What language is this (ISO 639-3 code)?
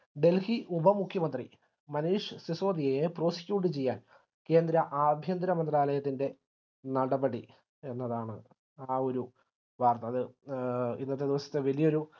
mal